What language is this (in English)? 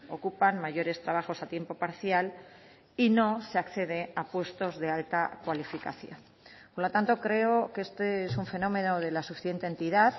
Spanish